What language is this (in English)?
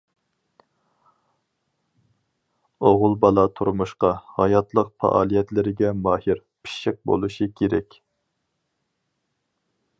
Uyghur